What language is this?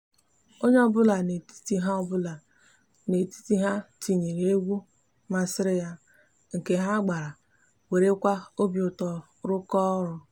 Igbo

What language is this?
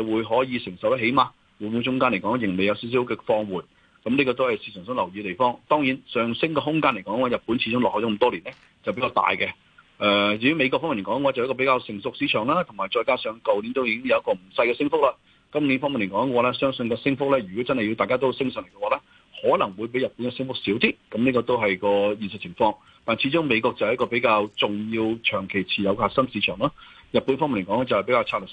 Chinese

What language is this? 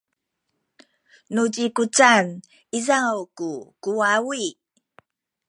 Sakizaya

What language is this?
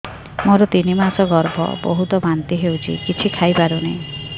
Odia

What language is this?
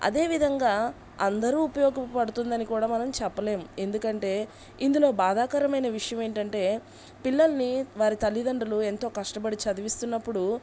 Telugu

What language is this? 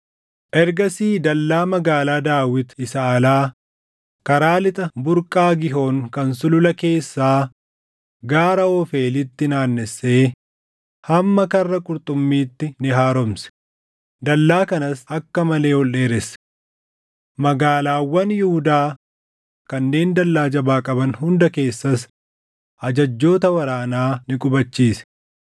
Oromo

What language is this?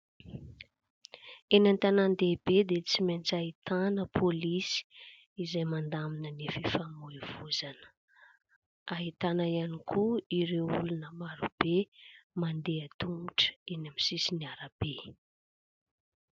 Malagasy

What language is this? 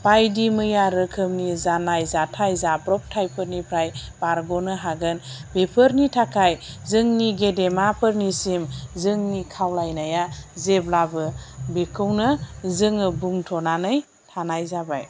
Bodo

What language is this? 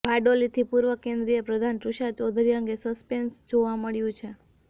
Gujarati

